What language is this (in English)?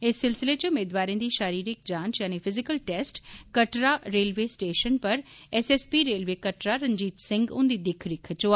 Dogri